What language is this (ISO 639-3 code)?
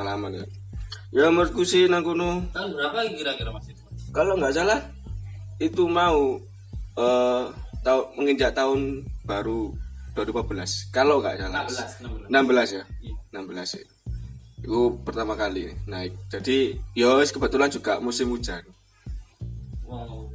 ind